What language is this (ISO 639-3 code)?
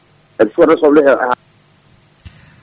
ful